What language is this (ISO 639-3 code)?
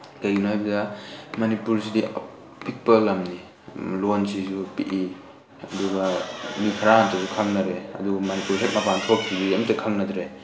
mni